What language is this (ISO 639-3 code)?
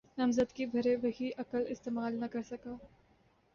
urd